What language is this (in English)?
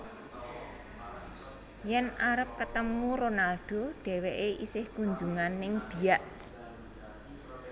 Javanese